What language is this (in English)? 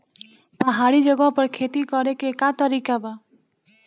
Bhojpuri